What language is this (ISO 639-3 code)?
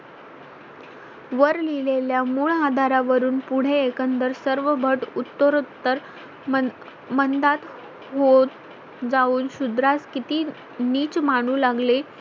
mar